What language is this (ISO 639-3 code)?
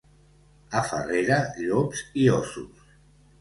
cat